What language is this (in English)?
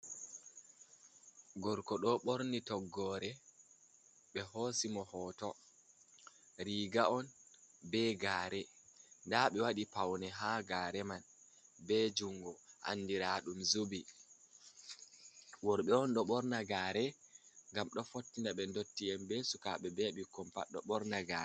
Fula